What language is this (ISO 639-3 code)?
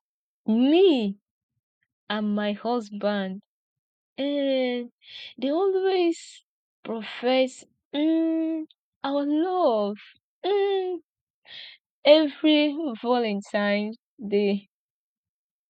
pcm